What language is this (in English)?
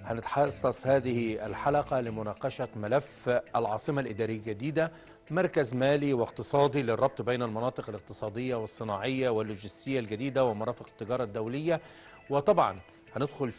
Arabic